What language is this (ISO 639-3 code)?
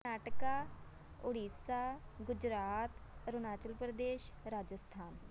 pan